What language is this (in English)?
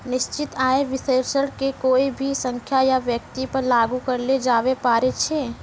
Maithili